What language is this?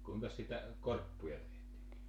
Finnish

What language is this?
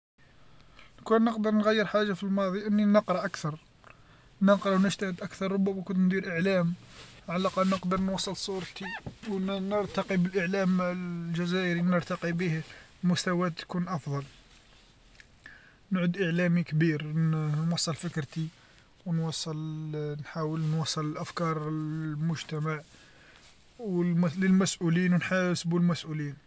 Algerian Arabic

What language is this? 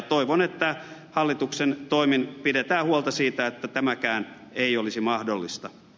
Finnish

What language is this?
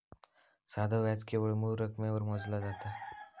Marathi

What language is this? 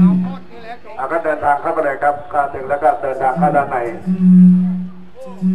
Thai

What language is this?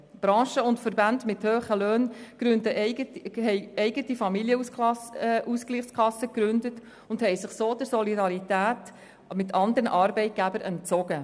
Swiss German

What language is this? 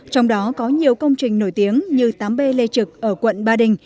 Vietnamese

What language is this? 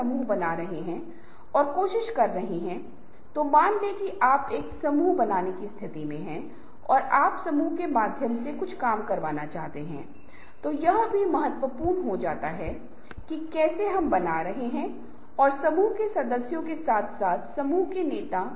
Hindi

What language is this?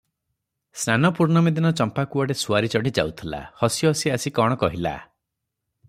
Odia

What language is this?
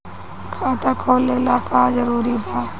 Bhojpuri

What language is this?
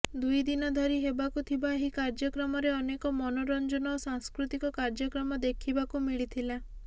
Odia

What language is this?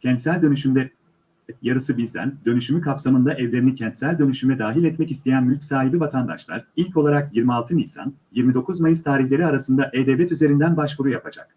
Turkish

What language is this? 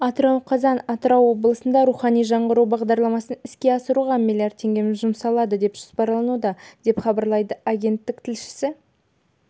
Kazakh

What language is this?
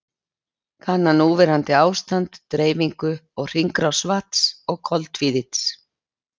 Icelandic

